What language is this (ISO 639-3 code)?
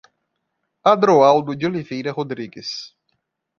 por